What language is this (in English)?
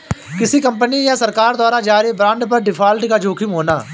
Hindi